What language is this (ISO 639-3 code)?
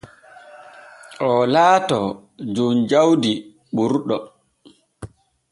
fue